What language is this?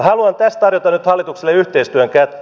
Finnish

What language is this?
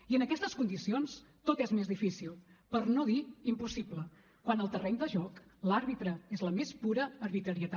Catalan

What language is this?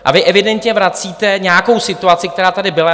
Czech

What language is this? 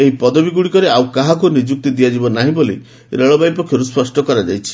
Odia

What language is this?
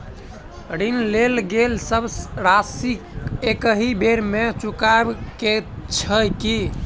Maithili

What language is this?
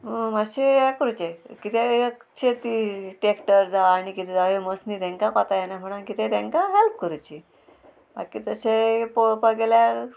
Konkani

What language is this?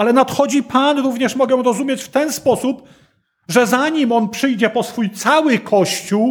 Polish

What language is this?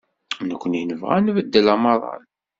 Kabyle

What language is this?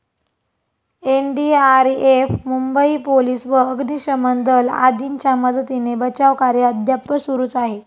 Marathi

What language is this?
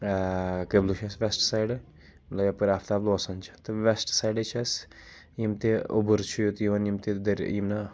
Kashmiri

